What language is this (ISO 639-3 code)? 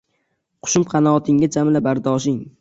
uzb